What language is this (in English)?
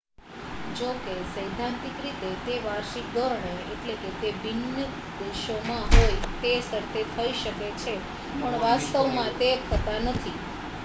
Gujarati